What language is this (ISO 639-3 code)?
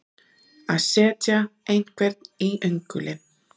isl